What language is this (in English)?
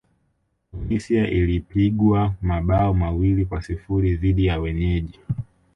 Swahili